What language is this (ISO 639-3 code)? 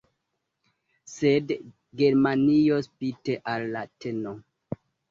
epo